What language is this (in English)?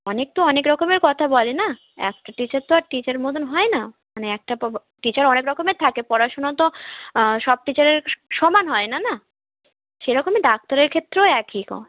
Bangla